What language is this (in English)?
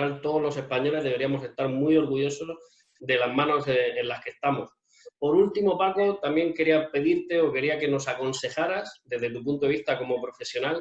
Spanish